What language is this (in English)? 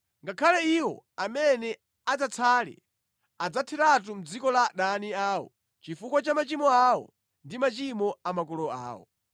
Nyanja